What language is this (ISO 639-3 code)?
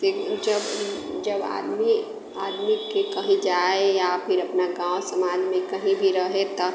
mai